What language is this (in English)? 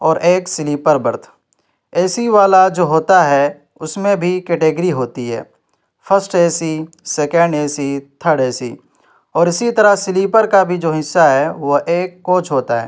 Urdu